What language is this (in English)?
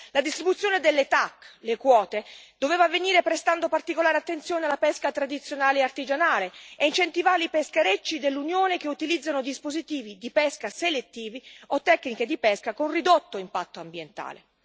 Italian